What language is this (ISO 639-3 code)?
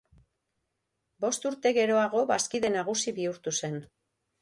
eus